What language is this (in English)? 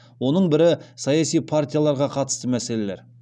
Kazakh